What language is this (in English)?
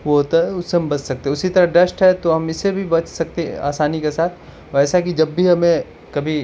Urdu